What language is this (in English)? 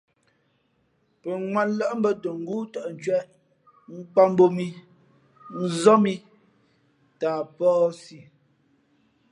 Fe'fe'